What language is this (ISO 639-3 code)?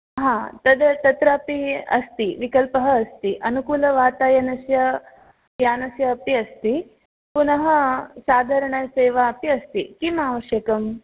san